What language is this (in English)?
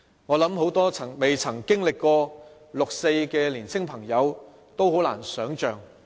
Cantonese